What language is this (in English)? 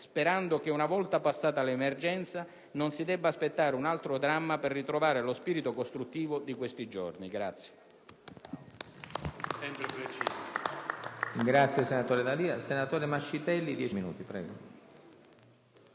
Italian